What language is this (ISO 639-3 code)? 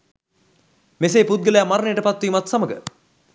sin